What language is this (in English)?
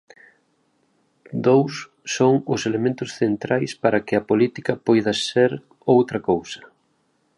Galician